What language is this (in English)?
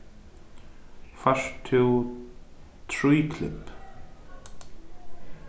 Faroese